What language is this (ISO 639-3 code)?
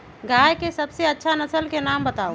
mag